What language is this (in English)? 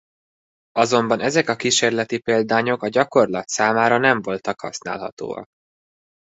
Hungarian